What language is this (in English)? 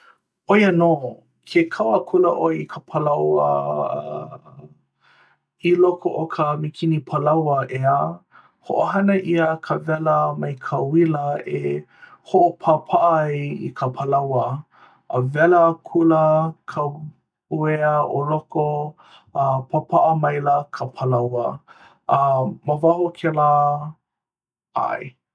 Hawaiian